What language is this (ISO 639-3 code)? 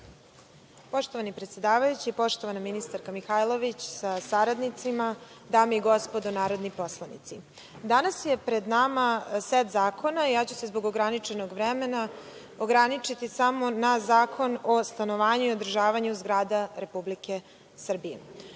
srp